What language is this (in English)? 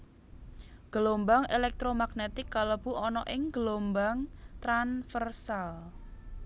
Javanese